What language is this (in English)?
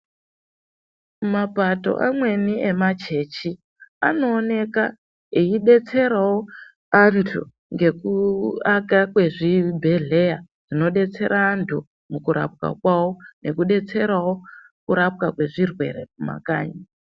Ndau